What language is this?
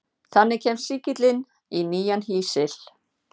Icelandic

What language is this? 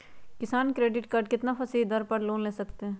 Magahi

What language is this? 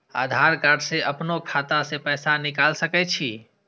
Maithili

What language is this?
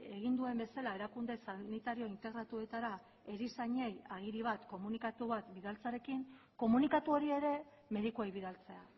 Basque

